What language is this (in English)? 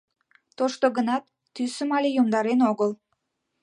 Mari